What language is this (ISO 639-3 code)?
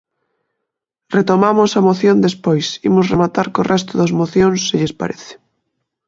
glg